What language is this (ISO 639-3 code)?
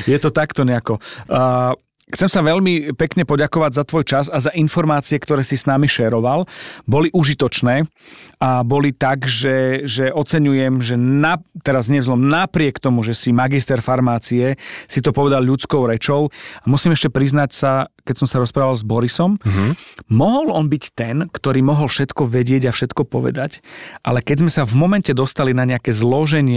slk